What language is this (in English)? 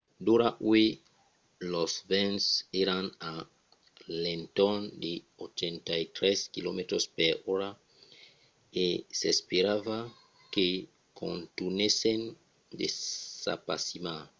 Occitan